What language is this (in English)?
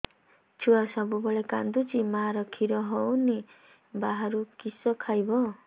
Odia